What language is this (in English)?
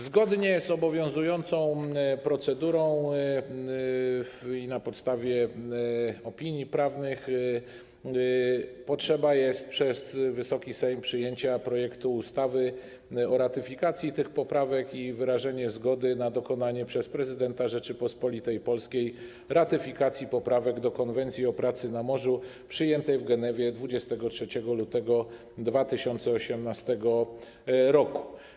Polish